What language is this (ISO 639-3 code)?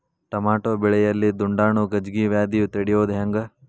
kan